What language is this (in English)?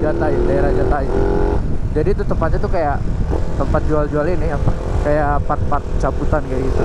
Indonesian